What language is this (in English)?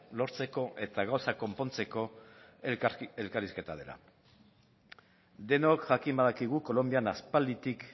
Basque